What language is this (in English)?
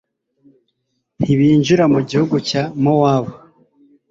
Kinyarwanda